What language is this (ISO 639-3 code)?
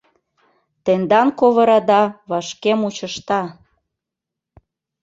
chm